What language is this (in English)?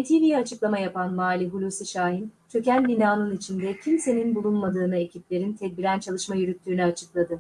Turkish